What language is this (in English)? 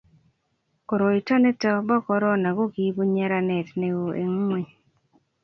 Kalenjin